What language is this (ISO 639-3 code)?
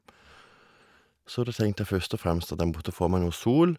nor